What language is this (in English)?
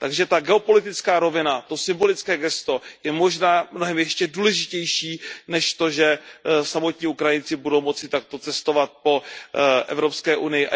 Czech